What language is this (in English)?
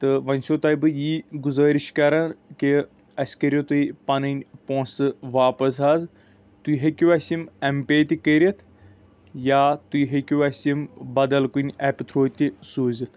Kashmiri